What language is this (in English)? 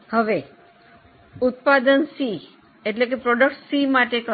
Gujarati